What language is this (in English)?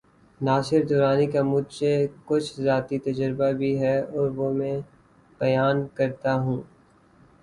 Urdu